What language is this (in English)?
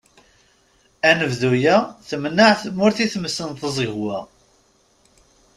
Kabyle